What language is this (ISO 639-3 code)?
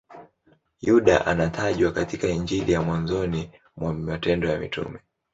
swa